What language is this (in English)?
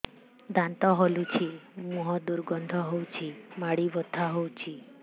Odia